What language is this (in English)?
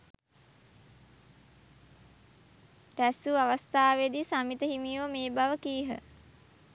Sinhala